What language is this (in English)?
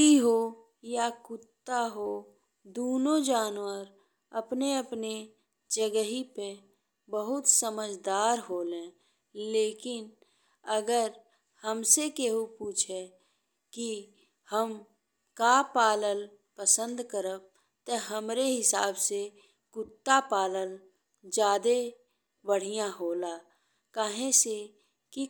Bhojpuri